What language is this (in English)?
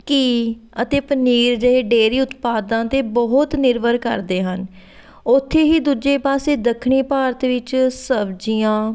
Punjabi